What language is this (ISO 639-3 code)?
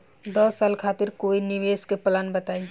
bho